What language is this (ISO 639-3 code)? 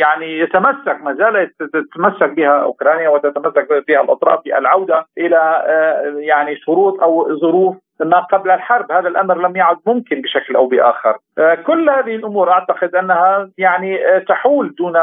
ara